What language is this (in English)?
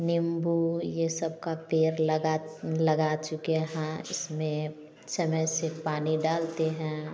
Hindi